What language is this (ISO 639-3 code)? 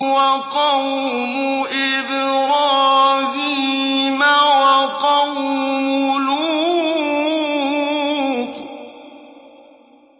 ara